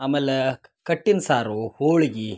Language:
Kannada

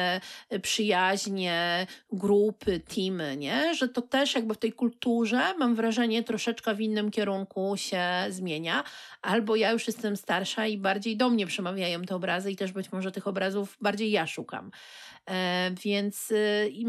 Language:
Polish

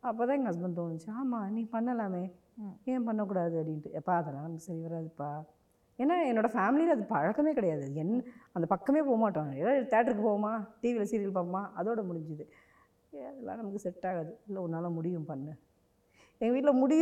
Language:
Tamil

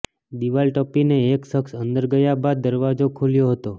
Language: Gujarati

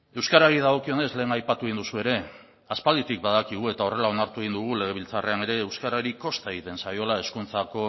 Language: Basque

